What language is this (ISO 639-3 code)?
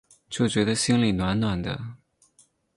zho